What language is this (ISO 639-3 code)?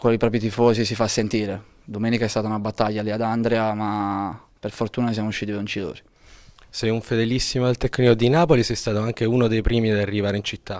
ita